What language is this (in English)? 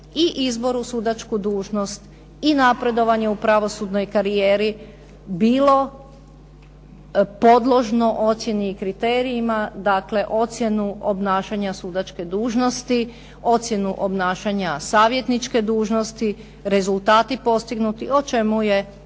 Croatian